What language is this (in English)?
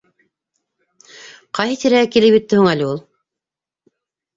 Bashkir